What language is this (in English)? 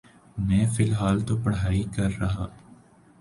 Urdu